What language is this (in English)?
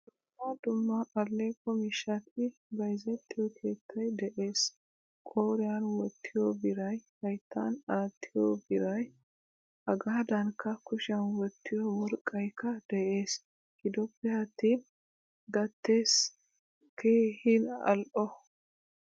Wolaytta